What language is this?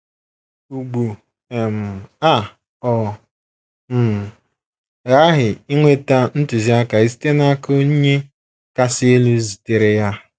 Igbo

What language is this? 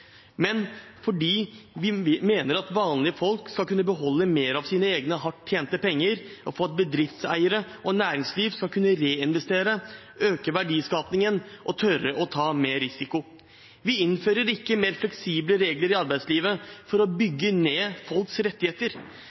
Norwegian Bokmål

